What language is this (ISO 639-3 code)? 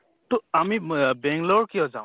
asm